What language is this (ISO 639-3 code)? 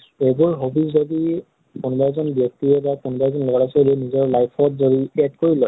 asm